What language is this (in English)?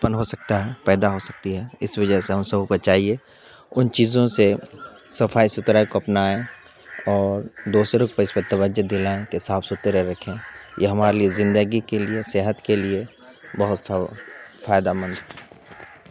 Urdu